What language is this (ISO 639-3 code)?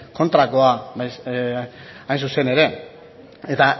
eus